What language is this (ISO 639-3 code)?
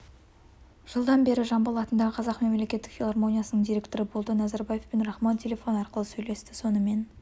kaz